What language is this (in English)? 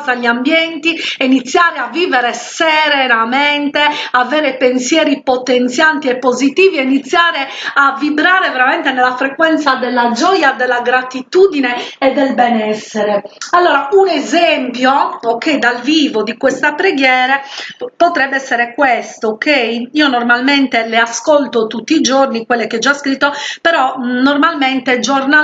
Italian